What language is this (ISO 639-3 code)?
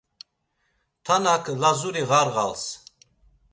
lzz